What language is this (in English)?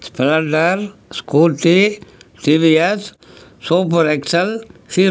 Tamil